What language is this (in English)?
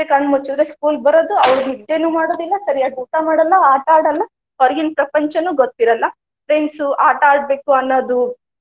Kannada